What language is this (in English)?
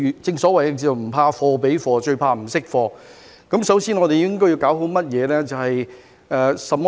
Cantonese